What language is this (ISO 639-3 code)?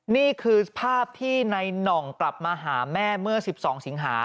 tha